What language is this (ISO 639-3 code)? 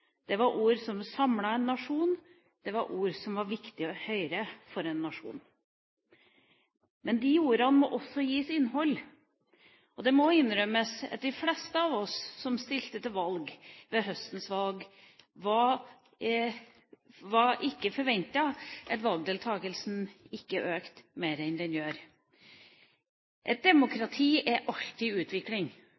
nob